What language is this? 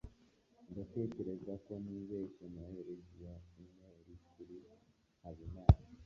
Kinyarwanda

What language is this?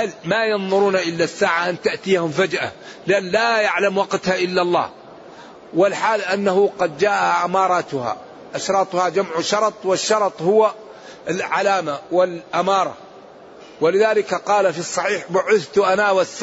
Arabic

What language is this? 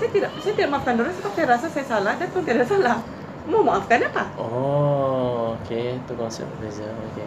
Malay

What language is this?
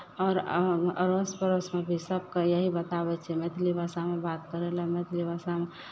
Maithili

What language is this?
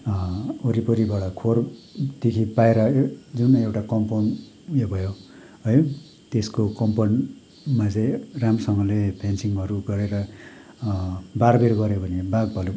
Nepali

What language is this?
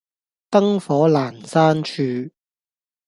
Cantonese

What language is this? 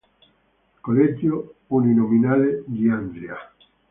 Italian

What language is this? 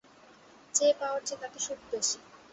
Bangla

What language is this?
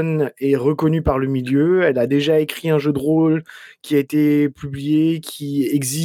French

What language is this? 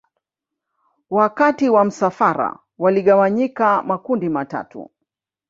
Swahili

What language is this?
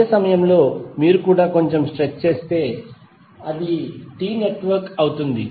Telugu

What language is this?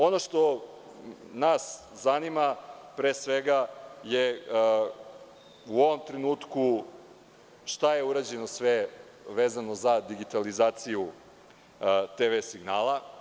Serbian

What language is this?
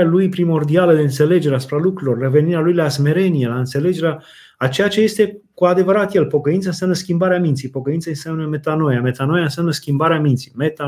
Romanian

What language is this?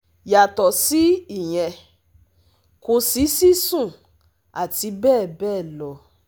Yoruba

